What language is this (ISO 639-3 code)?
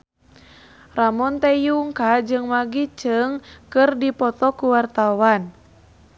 sun